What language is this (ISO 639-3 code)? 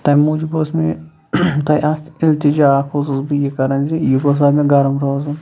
kas